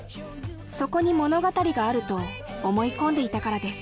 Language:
Japanese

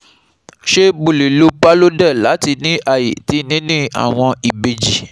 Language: Yoruba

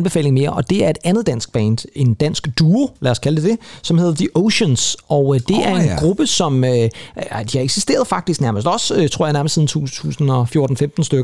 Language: Danish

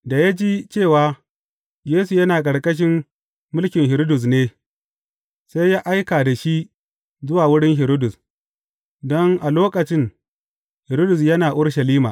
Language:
Hausa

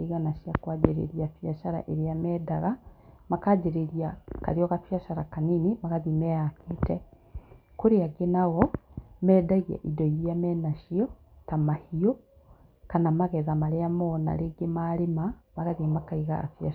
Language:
Kikuyu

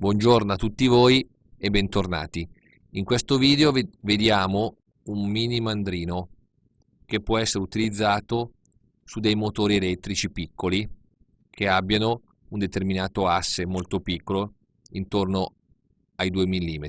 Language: Italian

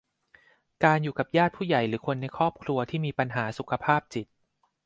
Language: Thai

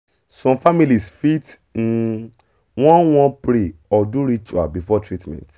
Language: Nigerian Pidgin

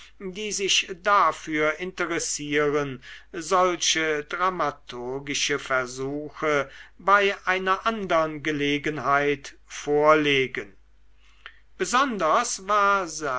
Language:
German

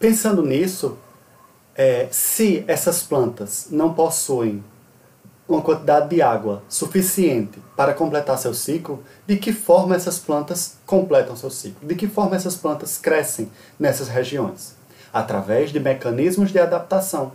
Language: Portuguese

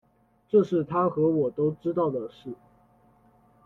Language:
Chinese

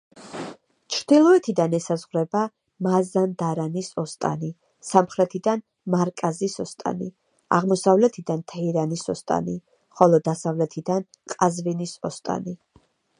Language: Georgian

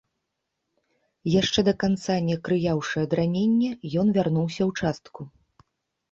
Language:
Belarusian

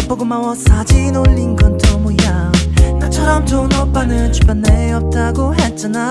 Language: Korean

